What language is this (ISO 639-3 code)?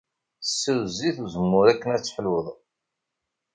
kab